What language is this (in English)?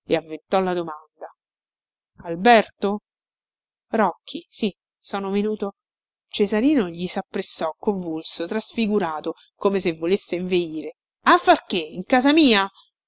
Italian